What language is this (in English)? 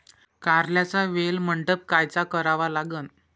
Marathi